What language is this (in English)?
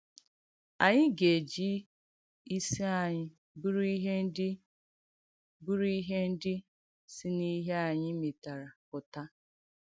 Igbo